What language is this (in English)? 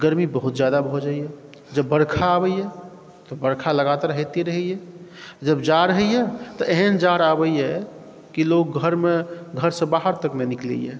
Maithili